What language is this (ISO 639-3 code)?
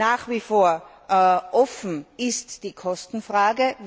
deu